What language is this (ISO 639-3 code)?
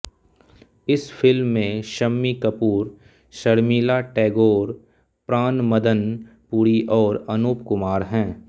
hin